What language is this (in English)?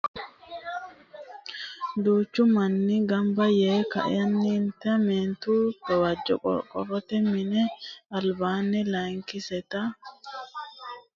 Sidamo